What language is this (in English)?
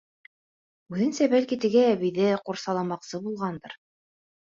Bashkir